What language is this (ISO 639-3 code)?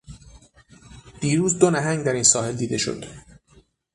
fas